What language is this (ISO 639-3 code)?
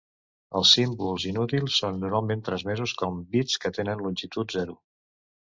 cat